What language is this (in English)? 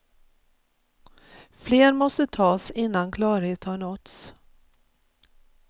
Swedish